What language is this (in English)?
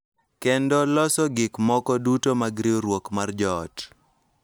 Luo (Kenya and Tanzania)